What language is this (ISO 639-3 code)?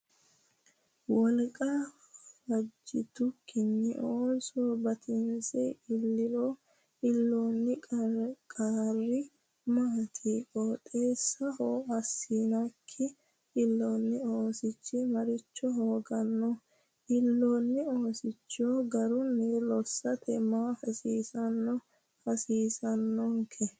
sid